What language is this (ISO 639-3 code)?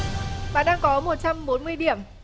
vie